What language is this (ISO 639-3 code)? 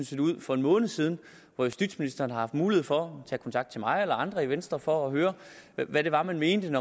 dan